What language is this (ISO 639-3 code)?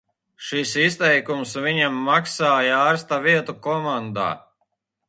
lav